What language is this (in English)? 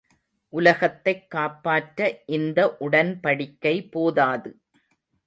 Tamil